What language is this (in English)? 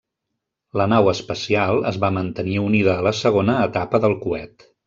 Catalan